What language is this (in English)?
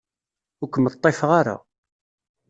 Kabyle